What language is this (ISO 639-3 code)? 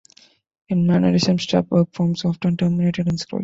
eng